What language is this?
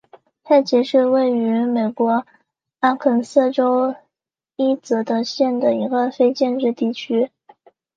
Chinese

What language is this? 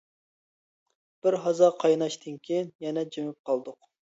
Uyghur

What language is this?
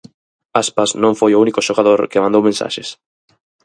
Galician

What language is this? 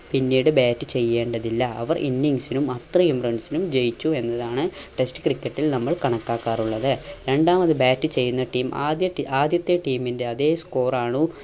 Malayalam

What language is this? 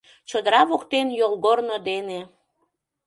Mari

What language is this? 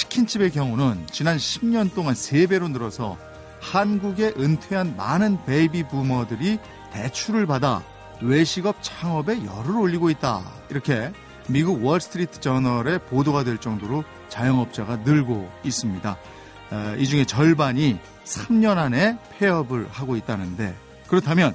Korean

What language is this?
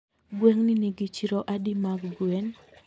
Luo (Kenya and Tanzania)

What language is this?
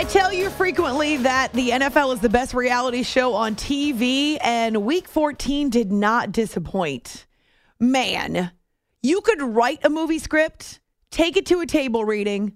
English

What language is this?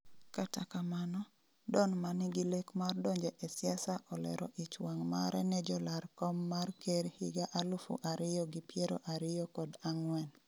Luo (Kenya and Tanzania)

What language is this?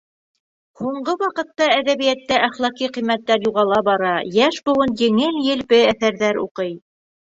Bashkir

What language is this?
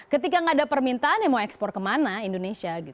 Indonesian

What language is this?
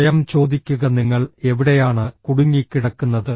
Malayalam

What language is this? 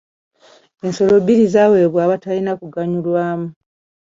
Ganda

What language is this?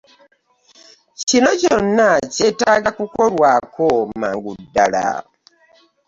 Ganda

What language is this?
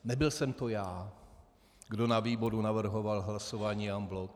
Czech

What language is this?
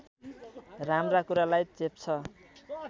Nepali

